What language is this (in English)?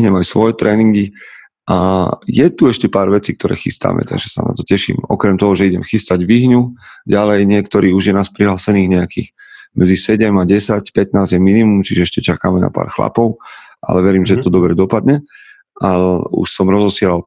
Slovak